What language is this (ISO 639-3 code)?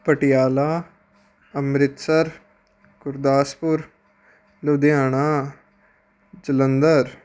pan